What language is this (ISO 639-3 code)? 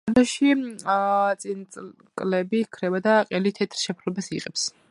kat